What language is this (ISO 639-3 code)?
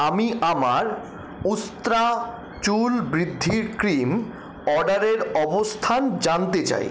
ben